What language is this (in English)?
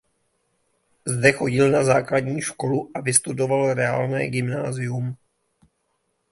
Czech